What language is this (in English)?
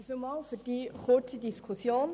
Swiss German